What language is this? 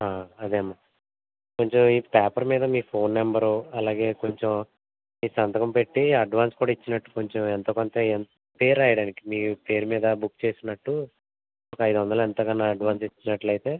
Telugu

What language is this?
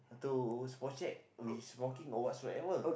English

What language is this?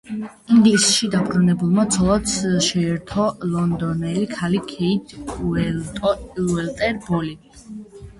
Georgian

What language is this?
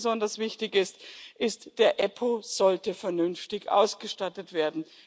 German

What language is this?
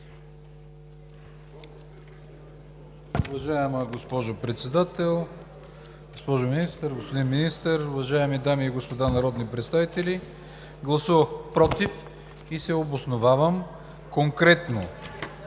Bulgarian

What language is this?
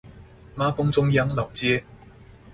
Chinese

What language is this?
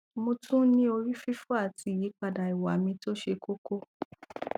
Yoruba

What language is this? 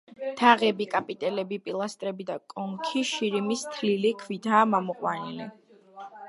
Georgian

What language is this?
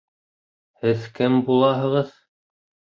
Bashkir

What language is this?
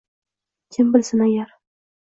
Uzbek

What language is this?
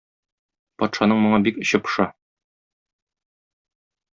Tatar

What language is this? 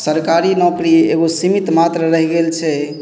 Maithili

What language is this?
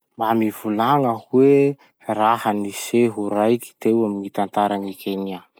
Masikoro Malagasy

